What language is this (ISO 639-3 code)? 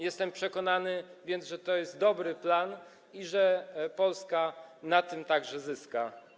pol